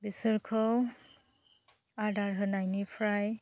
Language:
Bodo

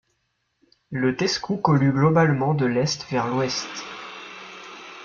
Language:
French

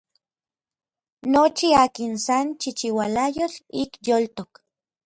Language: Orizaba Nahuatl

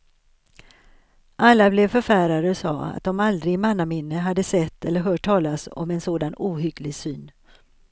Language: Swedish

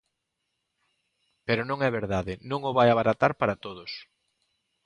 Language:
Galician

